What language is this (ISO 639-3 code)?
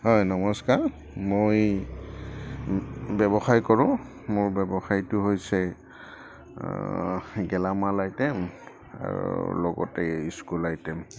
asm